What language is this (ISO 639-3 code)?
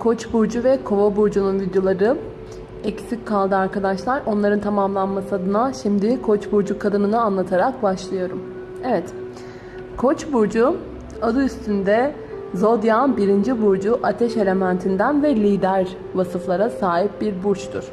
tur